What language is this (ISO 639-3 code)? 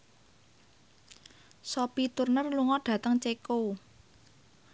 jav